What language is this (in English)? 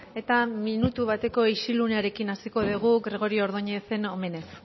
Basque